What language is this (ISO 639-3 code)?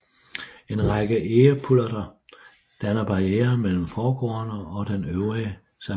dan